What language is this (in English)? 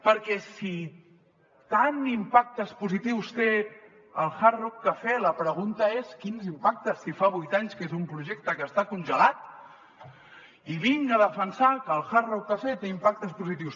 Catalan